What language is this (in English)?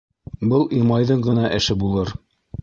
Bashkir